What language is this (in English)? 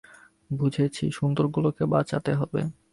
Bangla